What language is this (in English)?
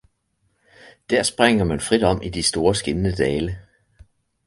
Danish